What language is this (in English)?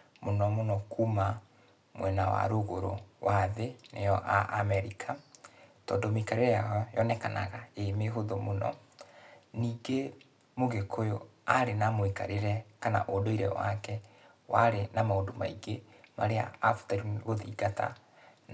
Kikuyu